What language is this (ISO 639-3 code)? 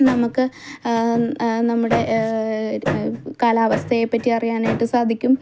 mal